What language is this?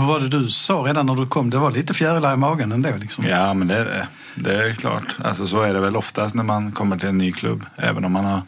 Swedish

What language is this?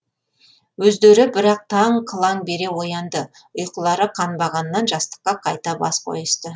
Kazakh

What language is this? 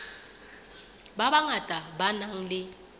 Southern Sotho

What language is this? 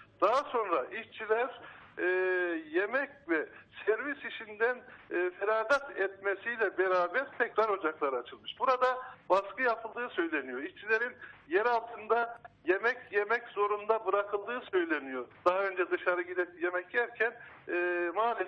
Turkish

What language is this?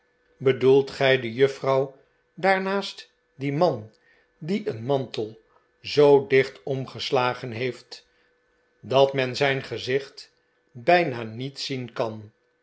Dutch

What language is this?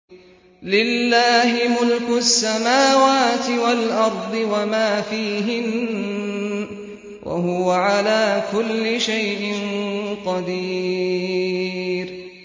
Arabic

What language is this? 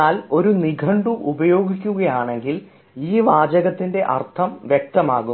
Malayalam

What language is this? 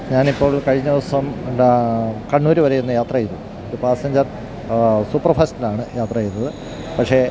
Malayalam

